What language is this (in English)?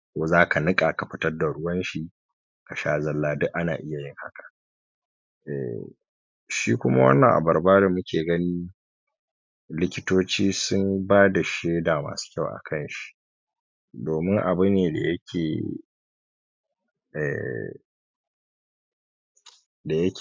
Hausa